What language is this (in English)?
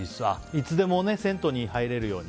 Japanese